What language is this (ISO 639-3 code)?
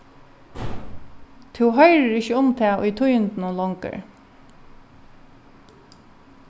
fao